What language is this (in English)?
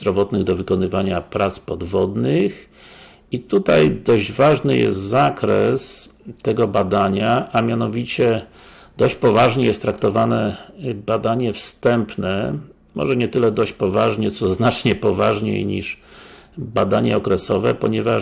Polish